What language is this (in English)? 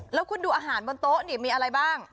Thai